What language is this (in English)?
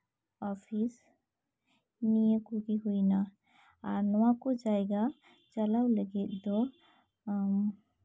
Santali